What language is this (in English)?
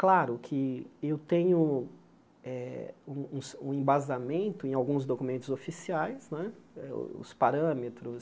Portuguese